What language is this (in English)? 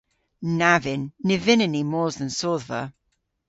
Cornish